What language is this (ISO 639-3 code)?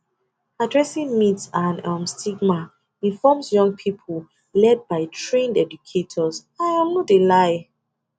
pcm